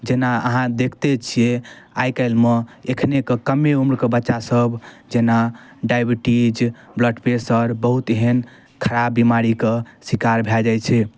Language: Maithili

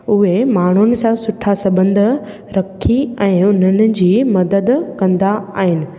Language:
Sindhi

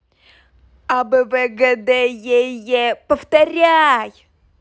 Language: Russian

